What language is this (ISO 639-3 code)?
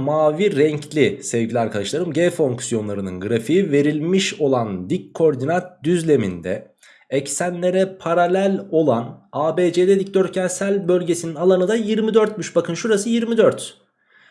tur